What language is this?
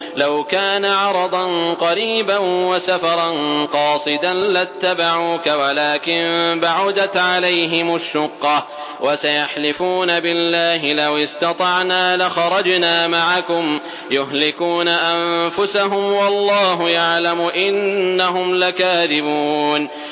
Arabic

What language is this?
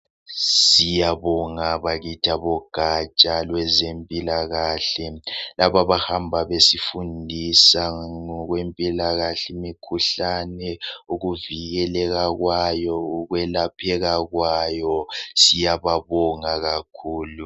North Ndebele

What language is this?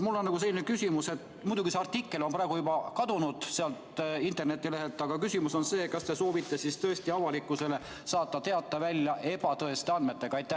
Estonian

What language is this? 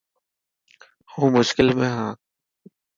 Dhatki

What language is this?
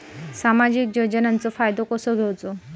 Marathi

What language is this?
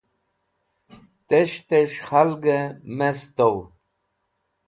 Wakhi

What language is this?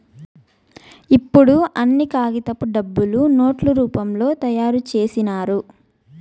Telugu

